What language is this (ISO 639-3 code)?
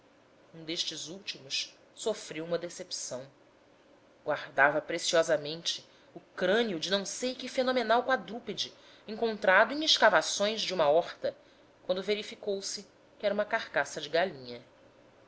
por